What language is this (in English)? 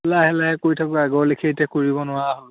Assamese